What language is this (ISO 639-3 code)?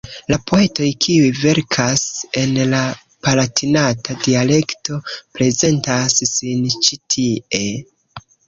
epo